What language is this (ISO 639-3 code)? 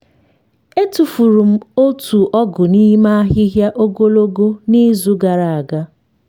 ibo